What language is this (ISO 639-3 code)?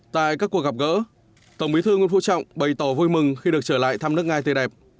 vie